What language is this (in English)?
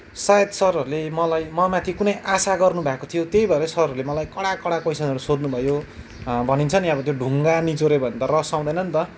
Nepali